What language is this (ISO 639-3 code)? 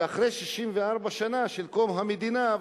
heb